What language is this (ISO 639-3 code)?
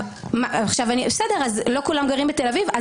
heb